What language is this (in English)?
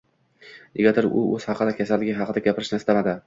Uzbek